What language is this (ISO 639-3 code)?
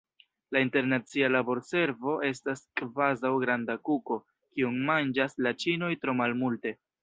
epo